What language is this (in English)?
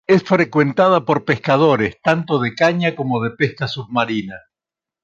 Spanish